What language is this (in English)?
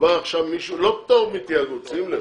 Hebrew